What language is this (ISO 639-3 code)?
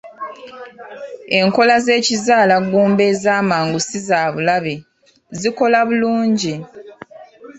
lug